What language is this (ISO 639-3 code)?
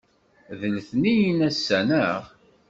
kab